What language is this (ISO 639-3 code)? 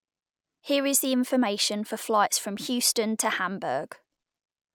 eng